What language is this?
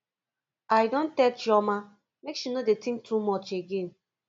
Nigerian Pidgin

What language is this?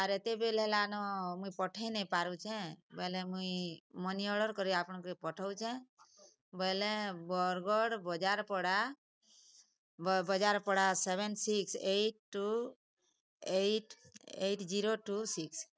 Odia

